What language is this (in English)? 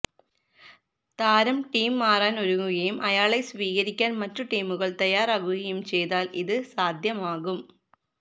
Malayalam